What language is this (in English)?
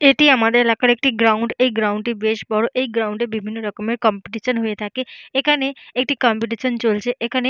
Bangla